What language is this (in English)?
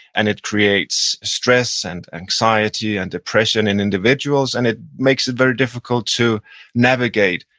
English